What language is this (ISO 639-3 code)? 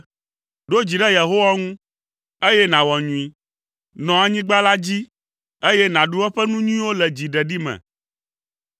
ewe